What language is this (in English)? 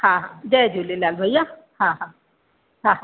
Sindhi